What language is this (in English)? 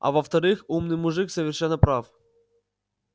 Russian